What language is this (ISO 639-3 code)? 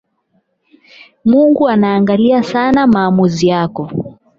swa